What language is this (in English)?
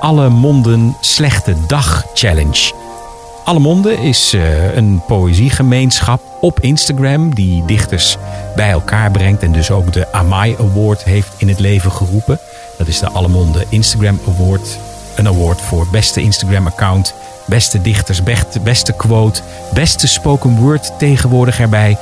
Dutch